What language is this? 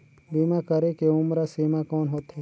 Chhattisgarhi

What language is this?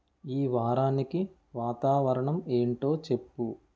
Telugu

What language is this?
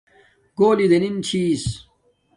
Domaaki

